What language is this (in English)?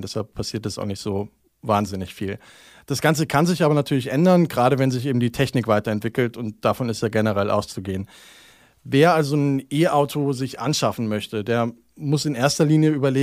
German